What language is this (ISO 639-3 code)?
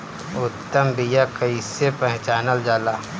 bho